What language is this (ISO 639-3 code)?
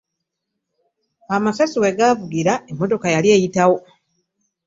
lug